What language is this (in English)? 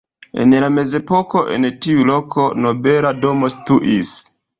Esperanto